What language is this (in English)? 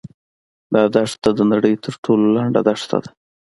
Pashto